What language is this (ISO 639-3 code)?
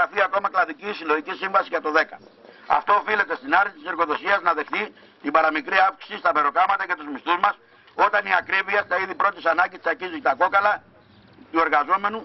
ell